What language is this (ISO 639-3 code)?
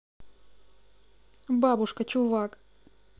rus